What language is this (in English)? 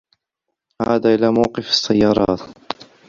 Arabic